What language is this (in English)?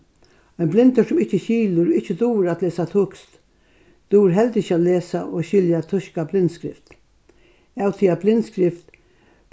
Faroese